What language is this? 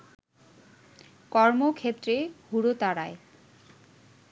Bangla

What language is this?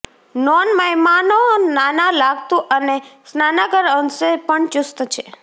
Gujarati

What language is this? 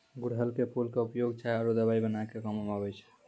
Maithili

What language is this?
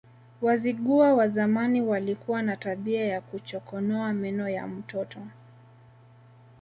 Swahili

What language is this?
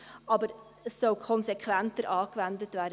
Swiss German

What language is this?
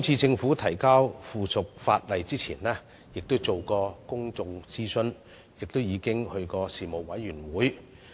Cantonese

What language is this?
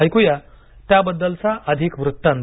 Marathi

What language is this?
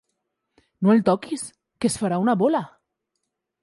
Catalan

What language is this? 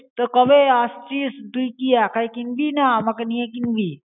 Bangla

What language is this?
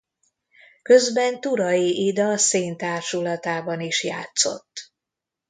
Hungarian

